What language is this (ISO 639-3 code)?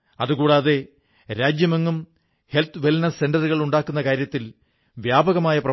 mal